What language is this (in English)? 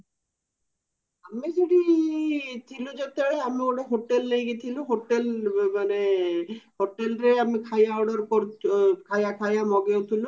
Odia